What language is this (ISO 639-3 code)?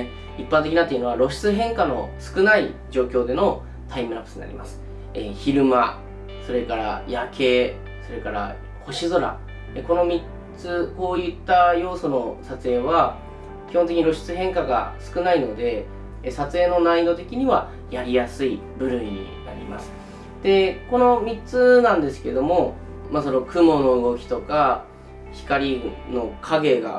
jpn